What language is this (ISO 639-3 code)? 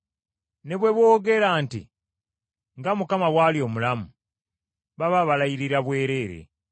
lug